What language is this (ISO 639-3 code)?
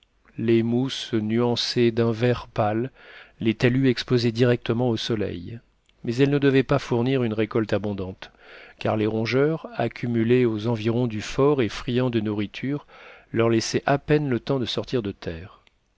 fra